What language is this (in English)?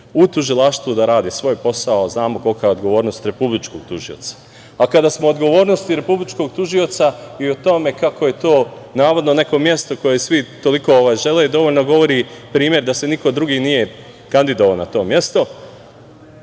Serbian